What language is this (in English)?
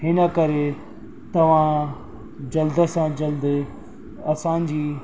Sindhi